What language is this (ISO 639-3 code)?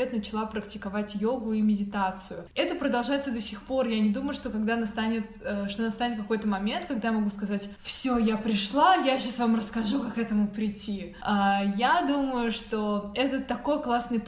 rus